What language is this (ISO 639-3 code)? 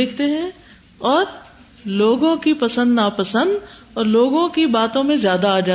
urd